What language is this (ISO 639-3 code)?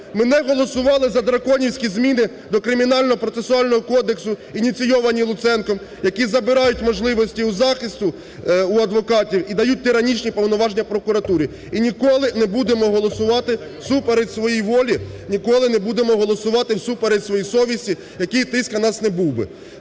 ukr